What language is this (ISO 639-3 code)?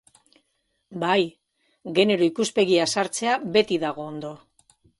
eus